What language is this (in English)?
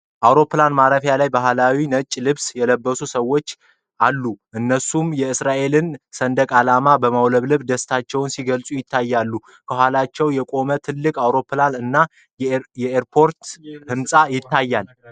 Amharic